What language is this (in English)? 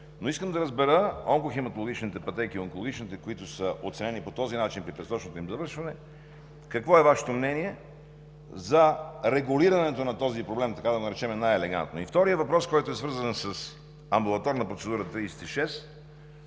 Bulgarian